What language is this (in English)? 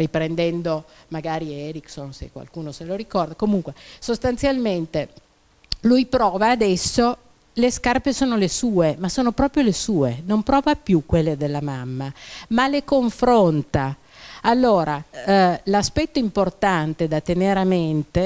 Italian